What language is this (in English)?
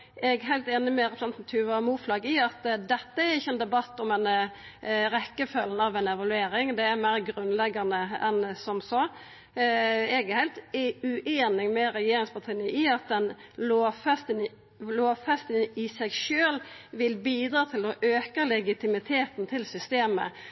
Norwegian Nynorsk